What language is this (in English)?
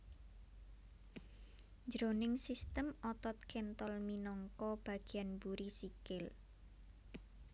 Javanese